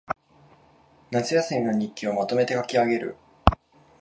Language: Japanese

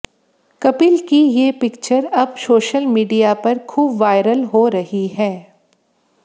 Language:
Hindi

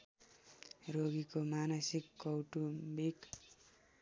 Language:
Nepali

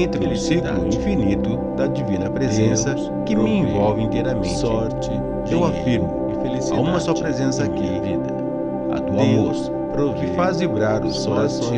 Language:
Portuguese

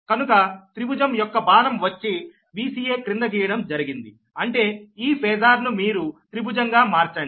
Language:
Telugu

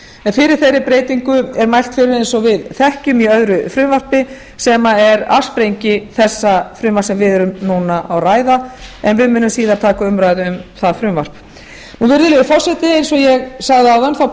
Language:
Icelandic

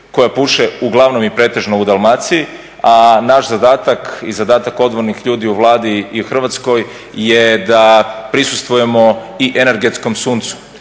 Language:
Croatian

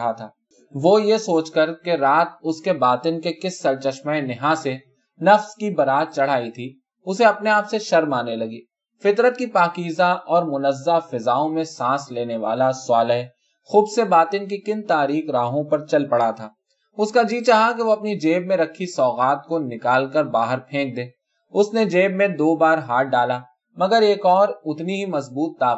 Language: Urdu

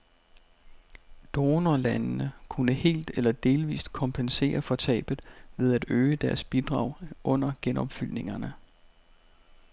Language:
Danish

